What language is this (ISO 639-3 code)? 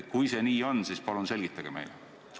est